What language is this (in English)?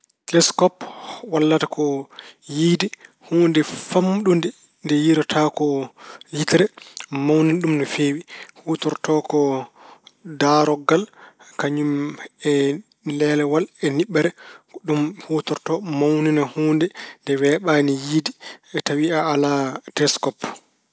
Fula